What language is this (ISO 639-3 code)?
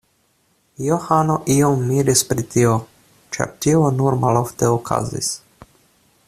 epo